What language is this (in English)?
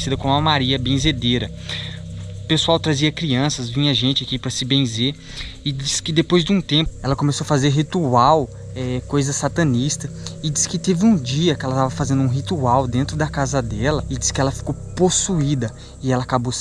Portuguese